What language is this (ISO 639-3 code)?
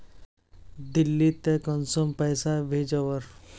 mag